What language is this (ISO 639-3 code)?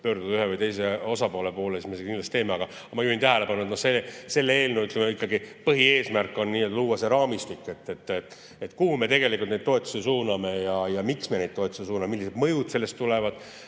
est